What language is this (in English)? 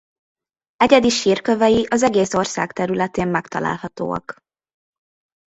Hungarian